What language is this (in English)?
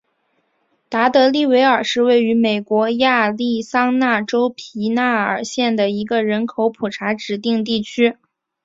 Chinese